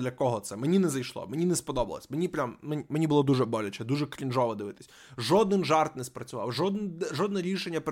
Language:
Ukrainian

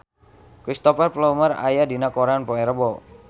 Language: Sundanese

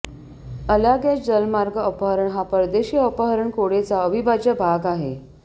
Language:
Marathi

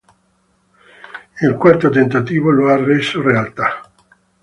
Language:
Italian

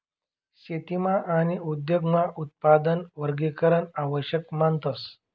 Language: Marathi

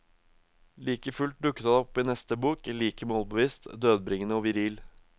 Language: Norwegian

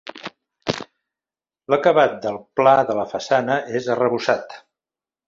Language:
Catalan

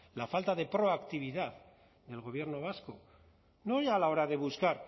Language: Spanish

